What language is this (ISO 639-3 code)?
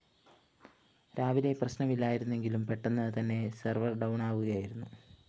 mal